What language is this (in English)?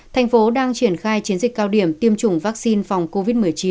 Vietnamese